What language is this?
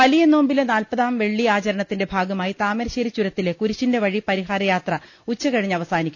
Malayalam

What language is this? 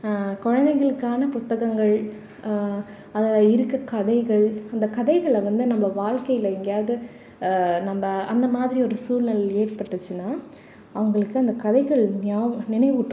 Tamil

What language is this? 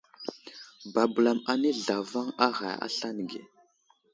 Wuzlam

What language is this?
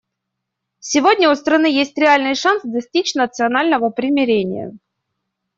Russian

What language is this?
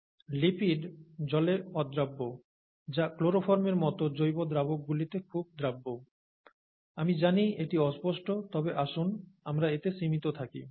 Bangla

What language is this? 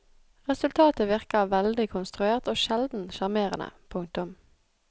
Norwegian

